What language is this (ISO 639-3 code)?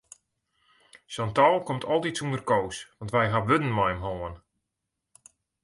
fry